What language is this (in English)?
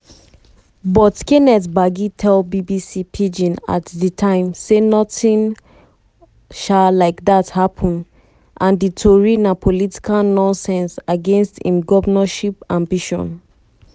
Nigerian Pidgin